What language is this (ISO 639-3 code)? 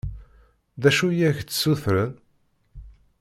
kab